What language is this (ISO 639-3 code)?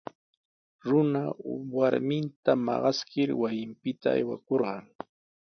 qws